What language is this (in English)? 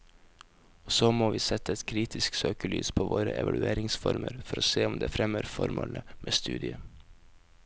Norwegian